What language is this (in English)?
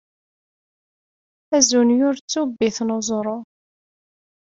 Kabyle